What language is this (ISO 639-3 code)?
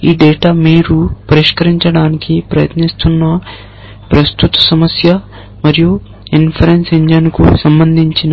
tel